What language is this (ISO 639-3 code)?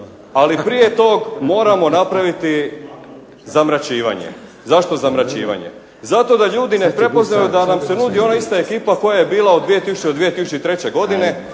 hrv